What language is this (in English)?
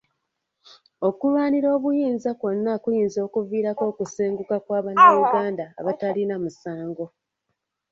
Ganda